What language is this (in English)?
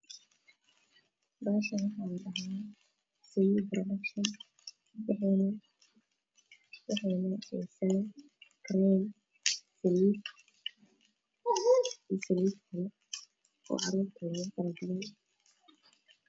Somali